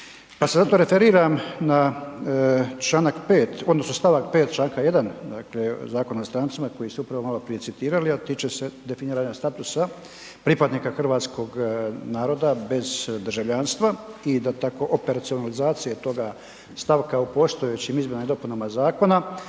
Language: Croatian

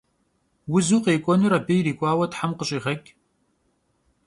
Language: Kabardian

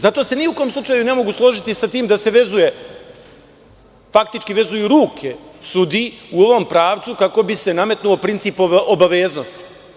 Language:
Serbian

